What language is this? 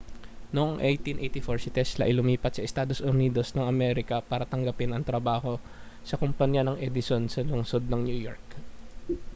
Filipino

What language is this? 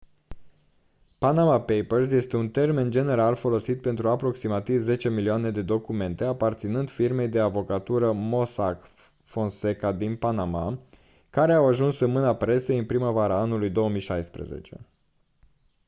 Romanian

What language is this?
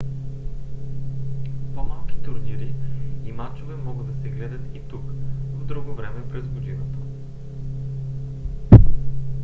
Bulgarian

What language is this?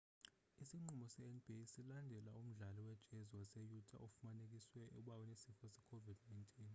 Xhosa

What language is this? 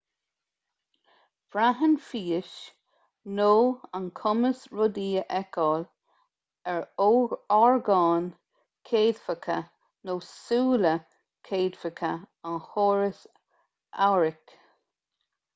Irish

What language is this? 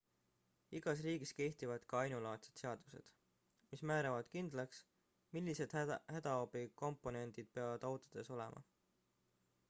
Estonian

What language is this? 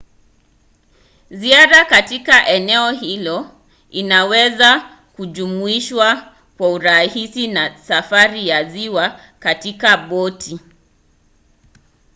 Swahili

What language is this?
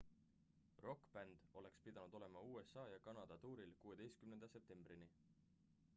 Estonian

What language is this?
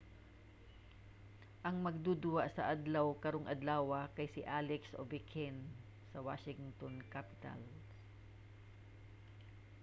Cebuano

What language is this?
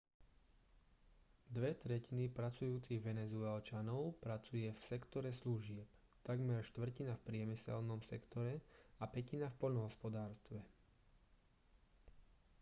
Slovak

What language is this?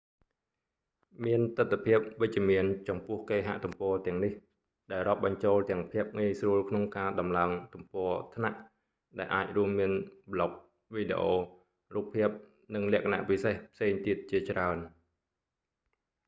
Khmer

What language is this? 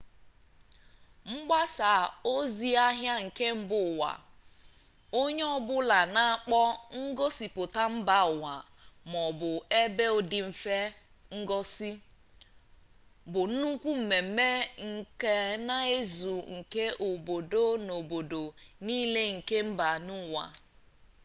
Igbo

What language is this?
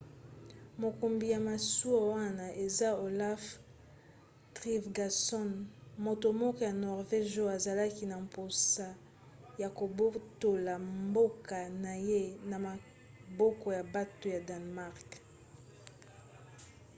Lingala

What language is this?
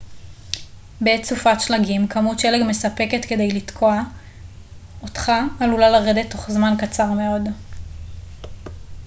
Hebrew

